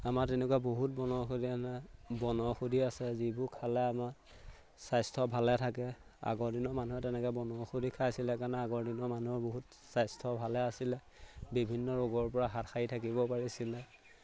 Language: Assamese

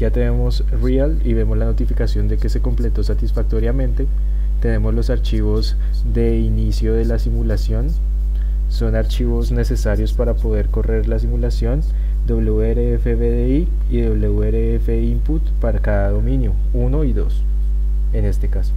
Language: Spanish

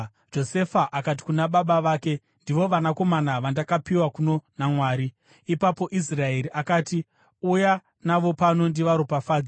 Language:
Shona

